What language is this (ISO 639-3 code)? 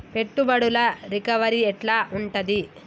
tel